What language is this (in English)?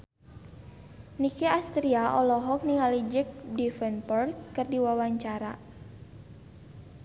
Sundanese